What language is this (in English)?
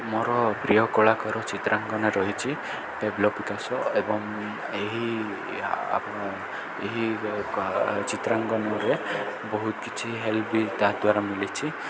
Odia